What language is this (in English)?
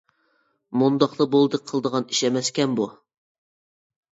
Uyghur